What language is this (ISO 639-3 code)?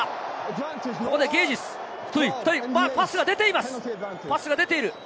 jpn